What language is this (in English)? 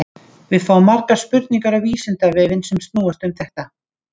Icelandic